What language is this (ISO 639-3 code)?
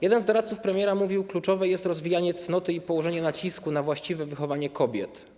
pol